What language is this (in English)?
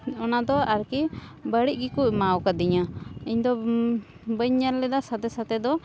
Santali